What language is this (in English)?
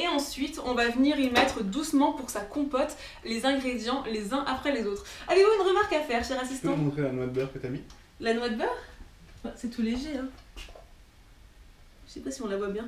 French